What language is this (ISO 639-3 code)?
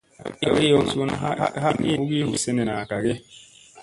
mse